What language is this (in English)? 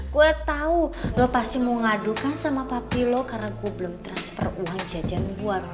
Indonesian